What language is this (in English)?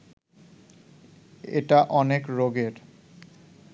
Bangla